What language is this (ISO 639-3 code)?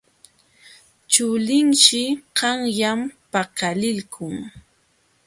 qxw